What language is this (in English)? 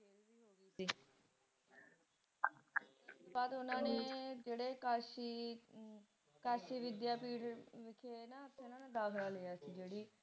Punjabi